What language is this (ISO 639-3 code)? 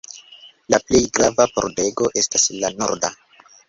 epo